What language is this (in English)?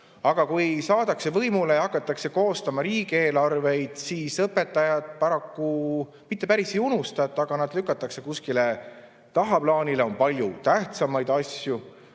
Estonian